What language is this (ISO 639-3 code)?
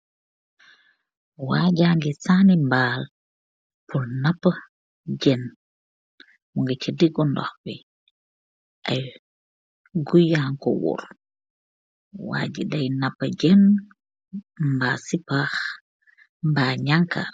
wol